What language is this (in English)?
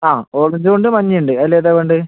Malayalam